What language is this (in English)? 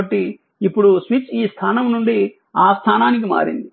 Telugu